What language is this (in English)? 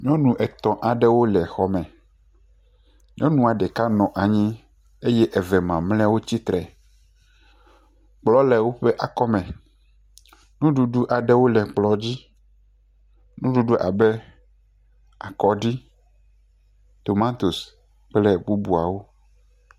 Ewe